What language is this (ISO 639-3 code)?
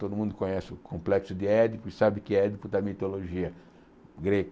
por